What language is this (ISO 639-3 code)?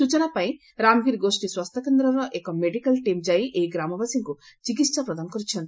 ori